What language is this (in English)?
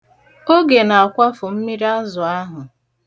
Igbo